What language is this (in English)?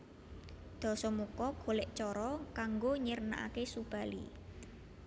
Javanese